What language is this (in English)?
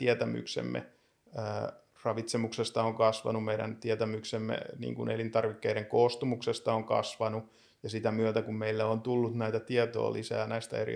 Finnish